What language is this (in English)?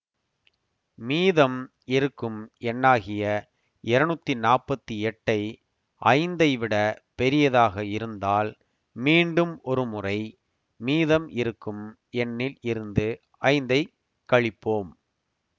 Tamil